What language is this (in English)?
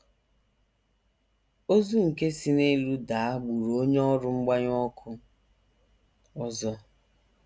Igbo